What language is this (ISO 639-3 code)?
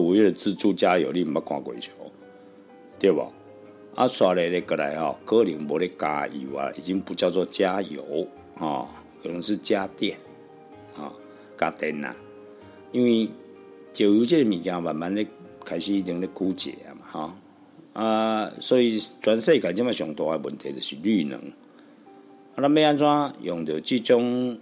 zho